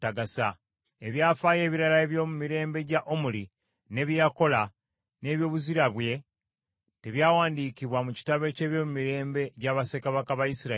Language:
Ganda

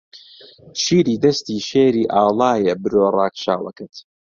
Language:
Central Kurdish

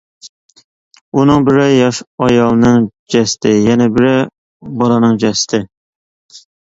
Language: Uyghur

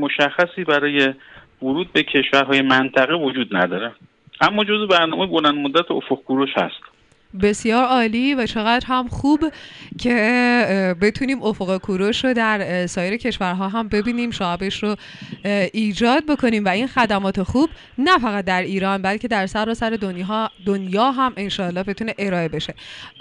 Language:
Persian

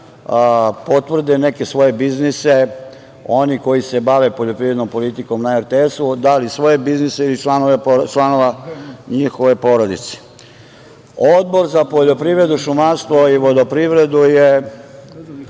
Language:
Serbian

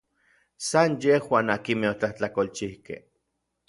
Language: Orizaba Nahuatl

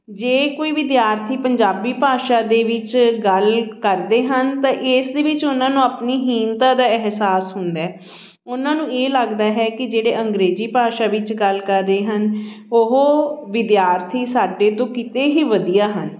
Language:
Punjabi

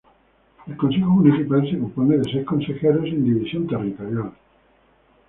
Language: Spanish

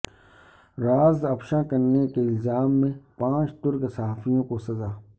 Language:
Urdu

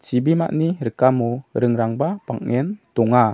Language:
Garo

